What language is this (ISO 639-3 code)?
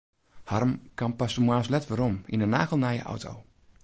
fry